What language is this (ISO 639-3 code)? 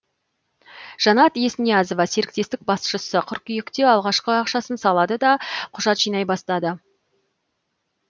kaz